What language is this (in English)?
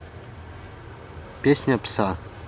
Russian